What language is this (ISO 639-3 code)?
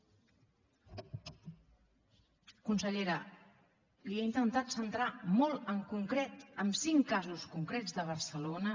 cat